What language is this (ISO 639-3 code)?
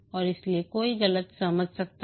hin